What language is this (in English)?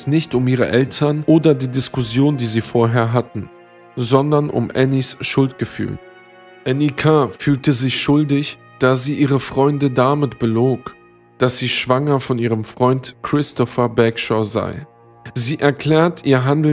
German